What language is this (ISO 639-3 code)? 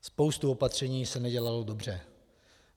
ces